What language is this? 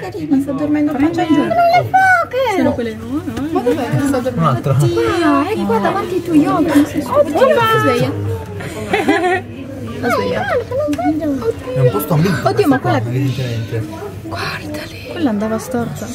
Russian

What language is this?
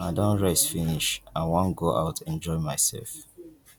Nigerian Pidgin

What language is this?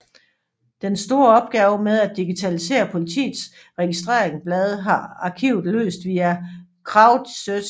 Danish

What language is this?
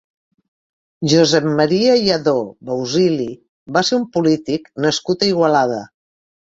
Catalan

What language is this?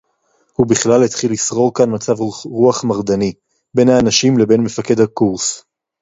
Hebrew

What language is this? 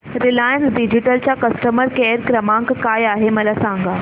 Marathi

